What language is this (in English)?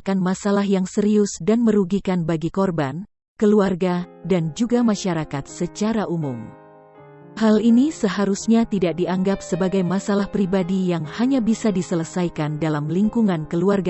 Indonesian